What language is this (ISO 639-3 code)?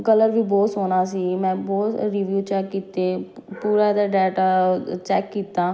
pan